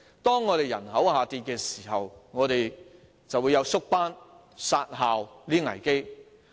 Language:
Cantonese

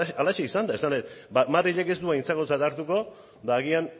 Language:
Basque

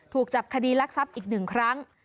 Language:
Thai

